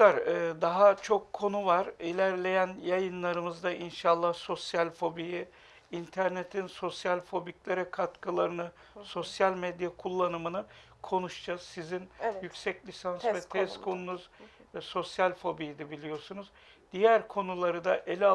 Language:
Turkish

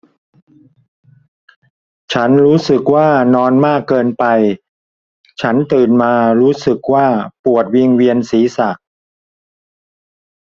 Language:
Thai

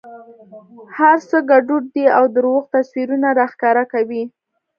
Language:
Pashto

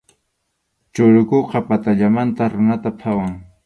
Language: Arequipa-La Unión Quechua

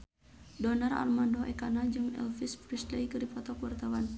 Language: Sundanese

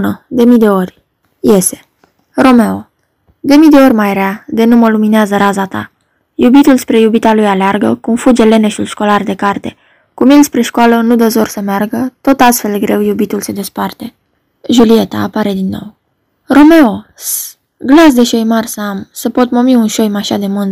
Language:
Romanian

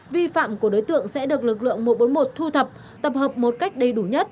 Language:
Vietnamese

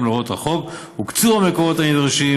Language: Hebrew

